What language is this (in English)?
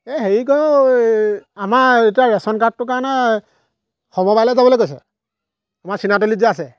Assamese